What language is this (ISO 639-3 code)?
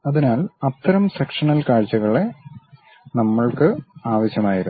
mal